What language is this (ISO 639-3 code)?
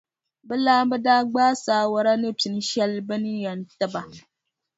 dag